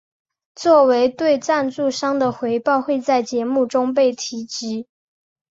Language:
Chinese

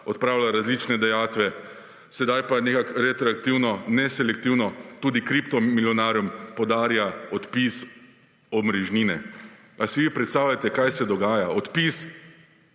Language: Slovenian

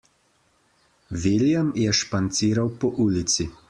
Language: Slovenian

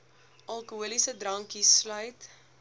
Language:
Afrikaans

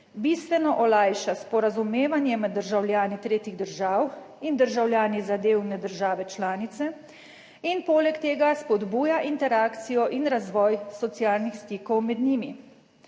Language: Slovenian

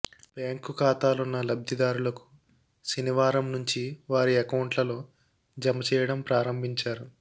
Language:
Telugu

